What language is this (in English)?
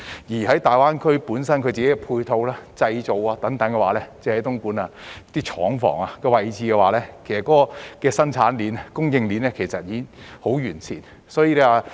Cantonese